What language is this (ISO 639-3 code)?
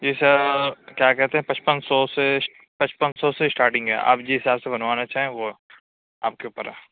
urd